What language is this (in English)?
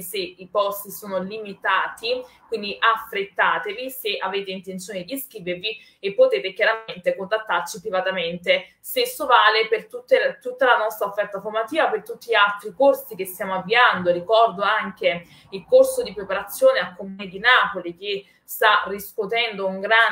Italian